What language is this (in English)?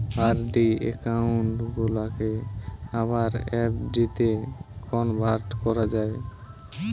Bangla